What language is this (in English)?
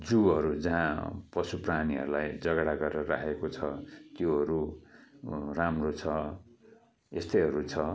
Nepali